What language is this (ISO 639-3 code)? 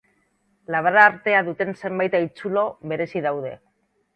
eus